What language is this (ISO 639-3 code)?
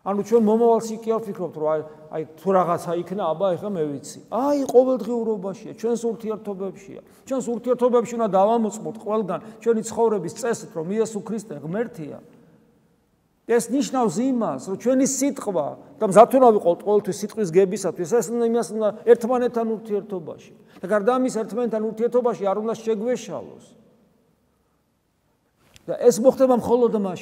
tur